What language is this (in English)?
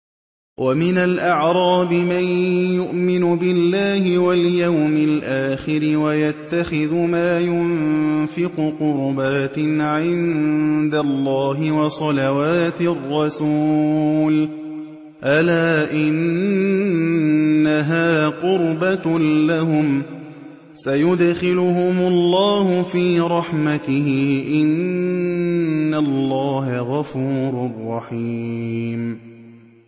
Arabic